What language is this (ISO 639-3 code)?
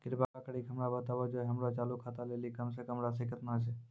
mai